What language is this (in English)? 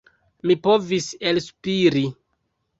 Esperanto